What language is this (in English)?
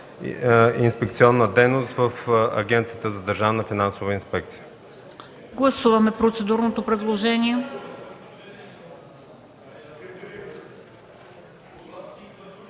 Bulgarian